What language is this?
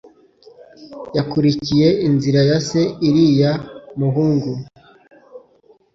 Kinyarwanda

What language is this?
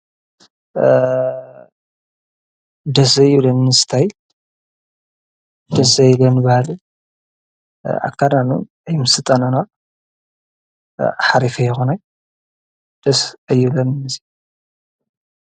Tigrinya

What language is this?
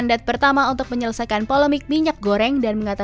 Indonesian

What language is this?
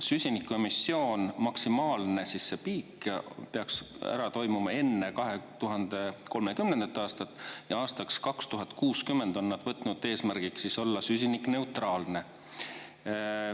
Estonian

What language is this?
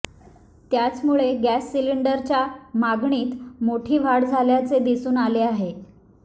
Marathi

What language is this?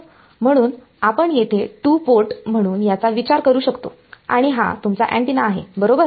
Marathi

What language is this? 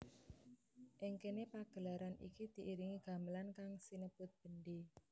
Javanese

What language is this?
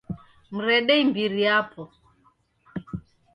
Taita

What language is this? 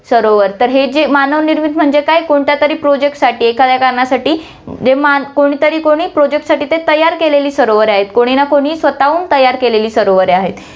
Marathi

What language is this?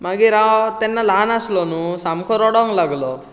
Konkani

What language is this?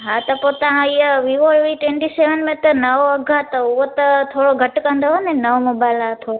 Sindhi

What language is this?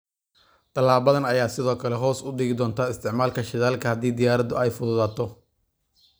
Somali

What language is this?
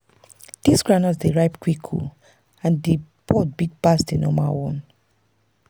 Nigerian Pidgin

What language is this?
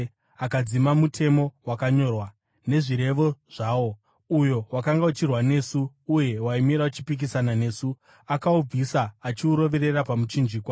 Shona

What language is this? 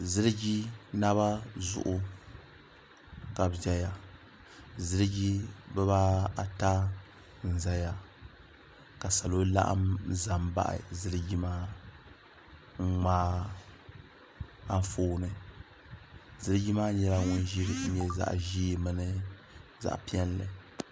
Dagbani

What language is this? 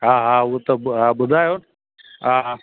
Sindhi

